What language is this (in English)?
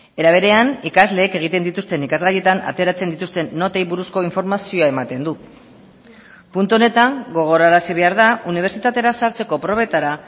Basque